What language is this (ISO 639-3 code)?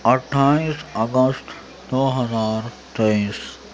urd